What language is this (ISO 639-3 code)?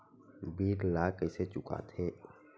hne